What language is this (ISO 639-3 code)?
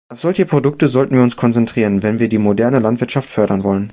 deu